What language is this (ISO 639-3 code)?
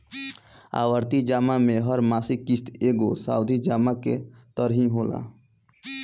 bho